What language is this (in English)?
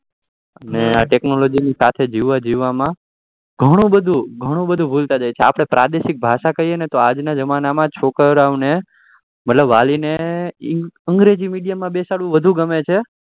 Gujarati